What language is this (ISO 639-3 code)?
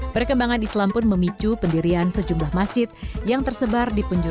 ind